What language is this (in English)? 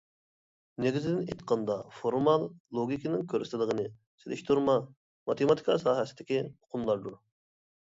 Uyghur